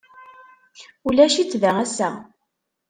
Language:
Kabyle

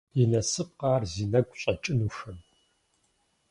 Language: Kabardian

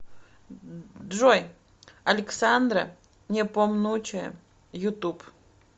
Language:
Russian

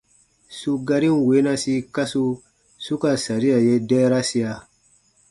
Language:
Baatonum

